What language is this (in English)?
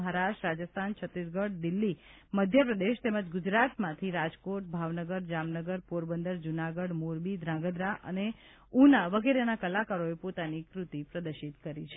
Gujarati